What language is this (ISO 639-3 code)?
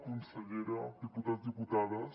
cat